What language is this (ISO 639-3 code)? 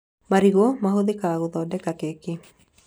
kik